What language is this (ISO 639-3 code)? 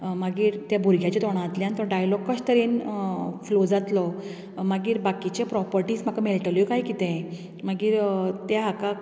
kok